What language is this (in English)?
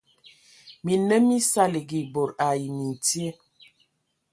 Ewondo